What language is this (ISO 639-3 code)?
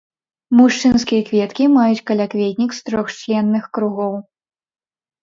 bel